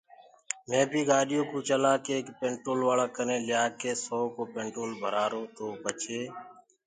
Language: Gurgula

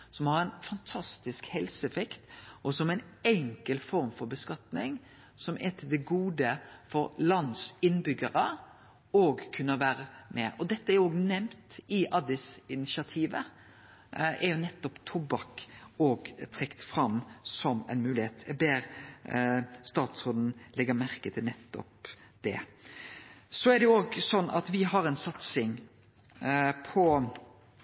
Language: Norwegian Nynorsk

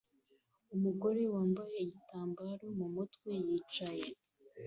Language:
Kinyarwanda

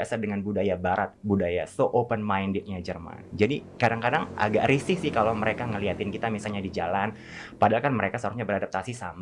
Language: Indonesian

